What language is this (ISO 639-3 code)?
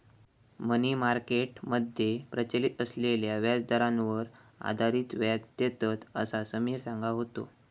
mar